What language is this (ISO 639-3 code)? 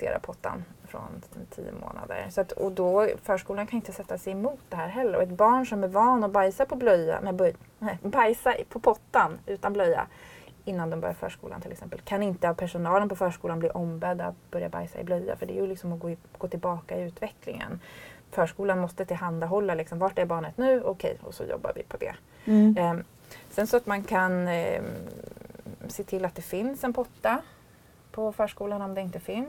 swe